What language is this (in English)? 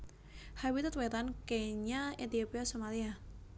Javanese